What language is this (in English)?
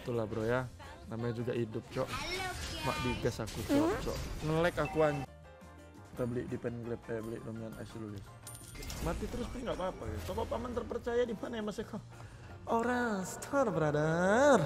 Indonesian